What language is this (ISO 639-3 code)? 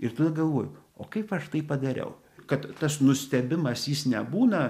lit